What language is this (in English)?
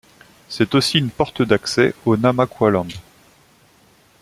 French